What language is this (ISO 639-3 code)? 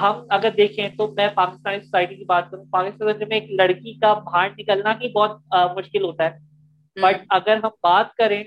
urd